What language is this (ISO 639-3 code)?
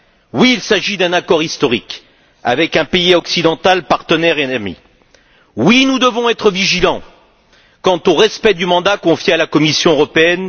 fra